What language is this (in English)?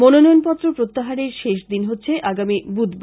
Bangla